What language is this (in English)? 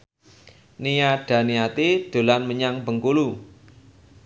Javanese